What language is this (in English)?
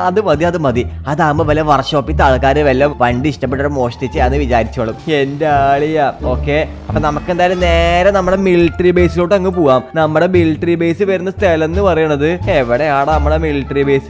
Thai